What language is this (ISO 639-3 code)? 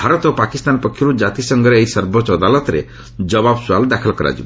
ori